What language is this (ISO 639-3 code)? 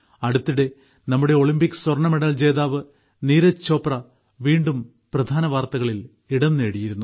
mal